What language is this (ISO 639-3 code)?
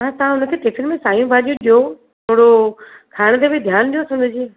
snd